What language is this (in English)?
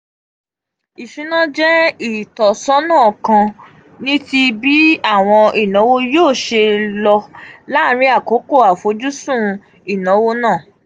Yoruba